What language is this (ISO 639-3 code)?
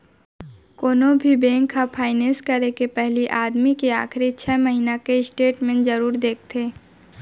hne